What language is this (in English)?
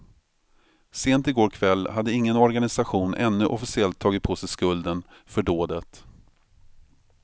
Swedish